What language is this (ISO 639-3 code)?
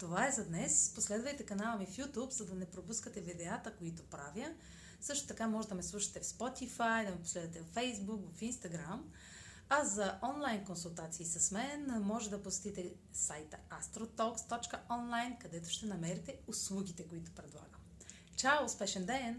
bul